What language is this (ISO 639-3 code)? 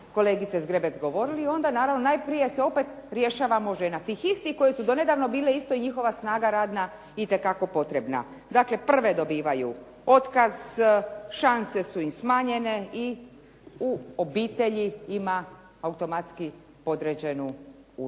hrv